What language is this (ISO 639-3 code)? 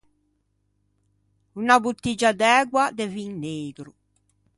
lij